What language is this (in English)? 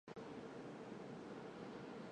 Chinese